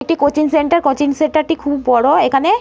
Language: Bangla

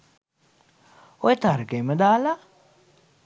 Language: Sinhala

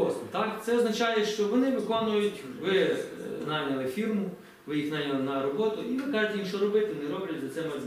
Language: Ukrainian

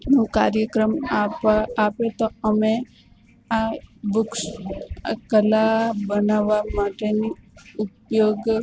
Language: Gujarati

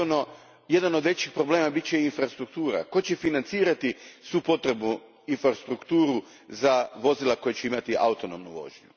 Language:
Croatian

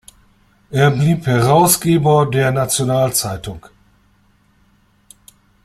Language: German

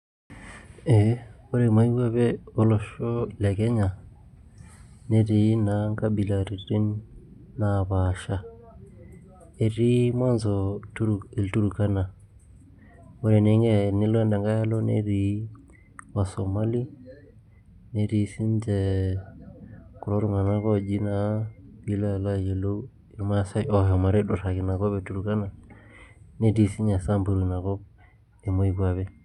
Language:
Masai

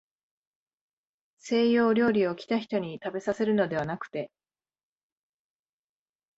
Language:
Japanese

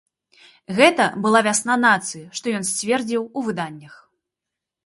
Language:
Belarusian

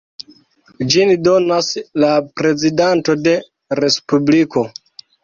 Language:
Esperanto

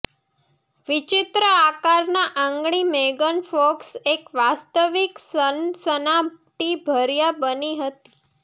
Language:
Gujarati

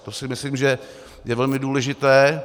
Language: Czech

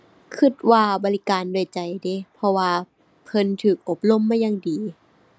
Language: Thai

